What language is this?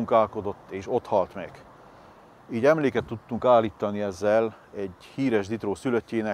Hungarian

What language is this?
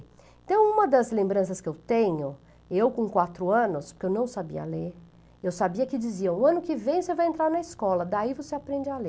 Portuguese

